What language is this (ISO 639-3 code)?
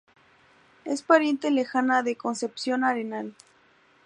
spa